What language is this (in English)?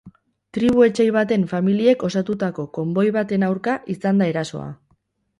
Basque